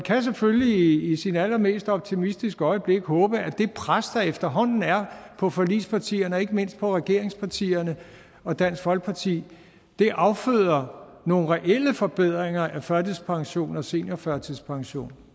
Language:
Danish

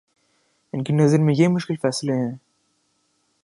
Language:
Urdu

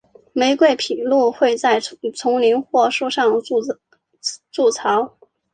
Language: Chinese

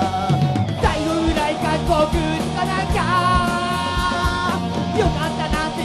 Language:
Japanese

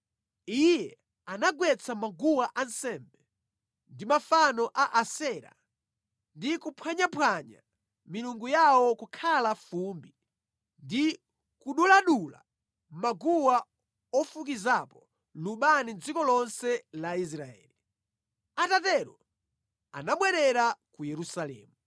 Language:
Nyanja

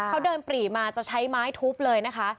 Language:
Thai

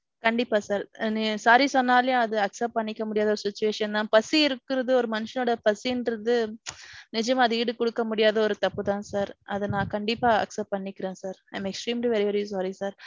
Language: Tamil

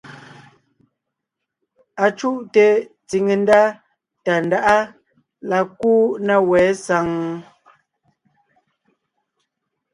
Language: Ngiemboon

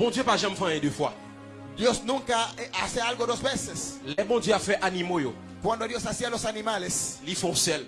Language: French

